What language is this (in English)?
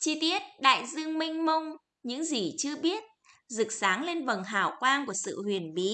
Vietnamese